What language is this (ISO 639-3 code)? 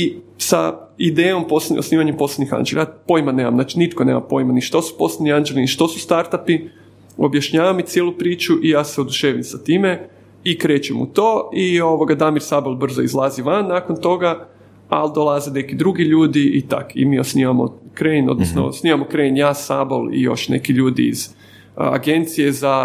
hrv